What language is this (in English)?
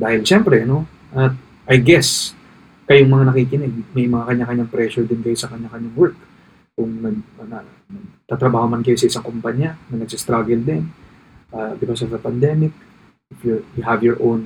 Filipino